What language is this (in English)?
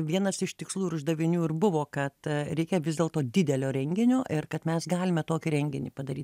Lithuanian